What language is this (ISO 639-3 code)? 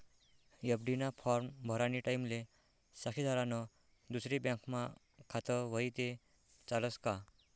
mar